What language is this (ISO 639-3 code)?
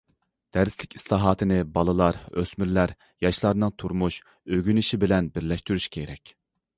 uig